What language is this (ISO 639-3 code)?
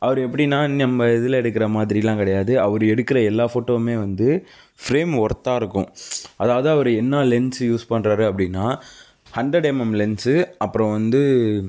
tam